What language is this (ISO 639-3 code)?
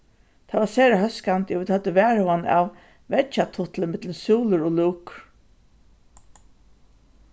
fao